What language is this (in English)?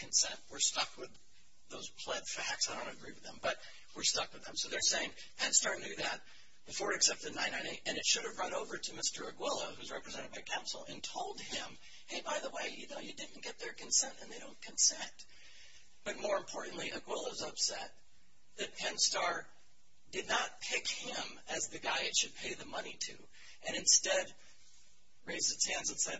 English